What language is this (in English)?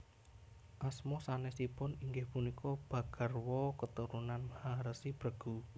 Javanese